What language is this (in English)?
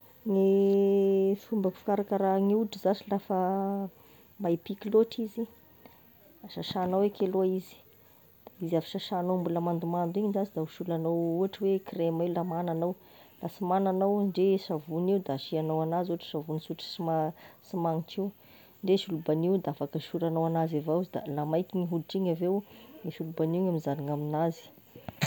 Tesaka Malagasy